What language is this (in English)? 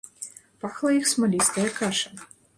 Belarusian